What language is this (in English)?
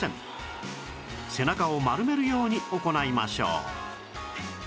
Japanese